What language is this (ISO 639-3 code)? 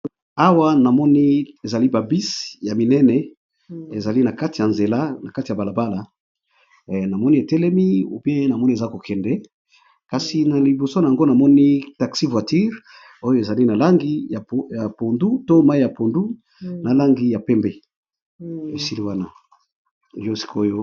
lin